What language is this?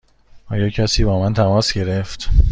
Persian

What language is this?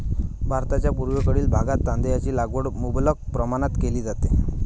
Marathi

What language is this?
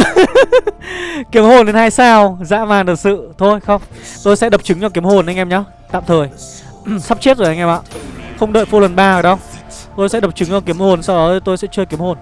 Vietnamese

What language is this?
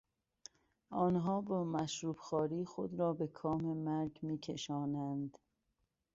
Persian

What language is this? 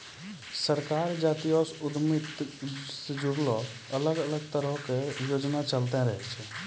Maithili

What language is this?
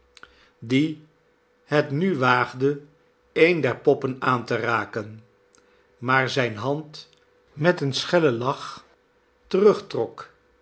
Dutch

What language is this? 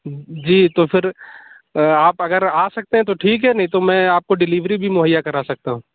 Urdu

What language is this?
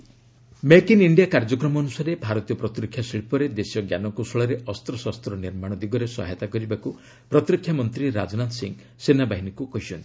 Odia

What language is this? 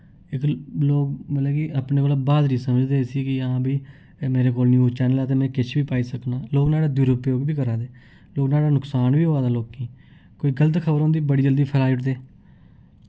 Dogri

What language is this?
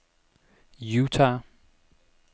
Danish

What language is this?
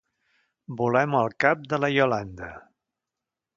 Catalan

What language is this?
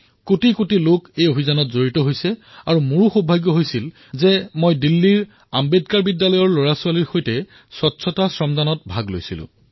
Assamese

